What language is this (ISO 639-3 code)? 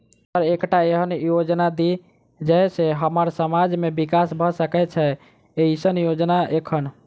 mai